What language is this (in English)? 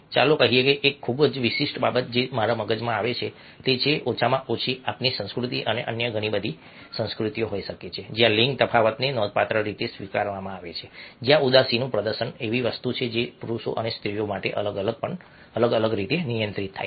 Gujarati